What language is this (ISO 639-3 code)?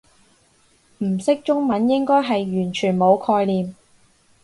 yue